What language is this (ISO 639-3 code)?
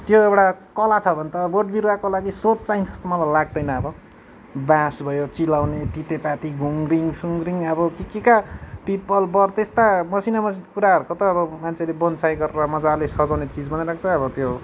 nep